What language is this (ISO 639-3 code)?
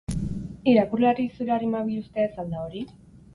eus